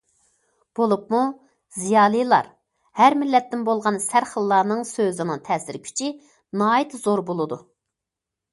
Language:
Uyghur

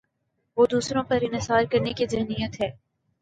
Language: Urdu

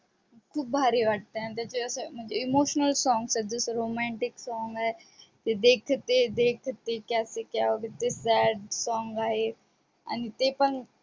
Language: Marathi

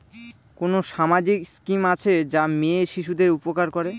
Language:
Bangla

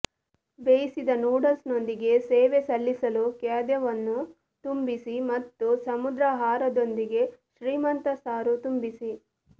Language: Kannada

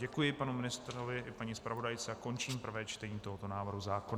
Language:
Czech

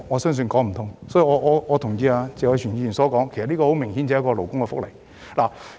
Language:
Cantonese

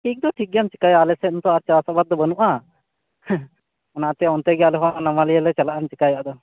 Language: Santali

